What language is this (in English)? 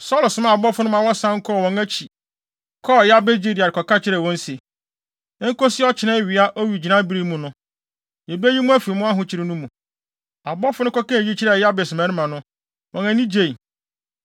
Akan